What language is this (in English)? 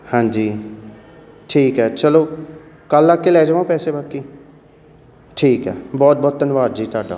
Punjabi